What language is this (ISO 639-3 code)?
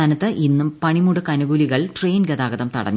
mal